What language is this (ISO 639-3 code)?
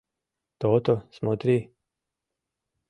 chm